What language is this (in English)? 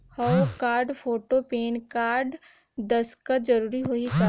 Chhattisgarhi